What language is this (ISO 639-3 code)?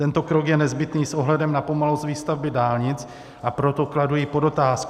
ces